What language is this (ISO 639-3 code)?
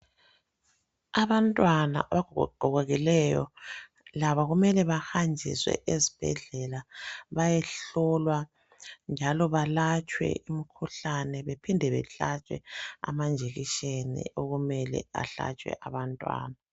nde